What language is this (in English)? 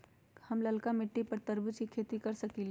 Magahi